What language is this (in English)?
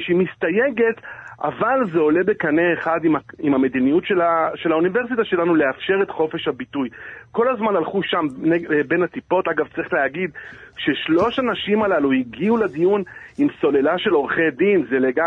Hebrew